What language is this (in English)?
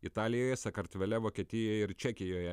Lithuanian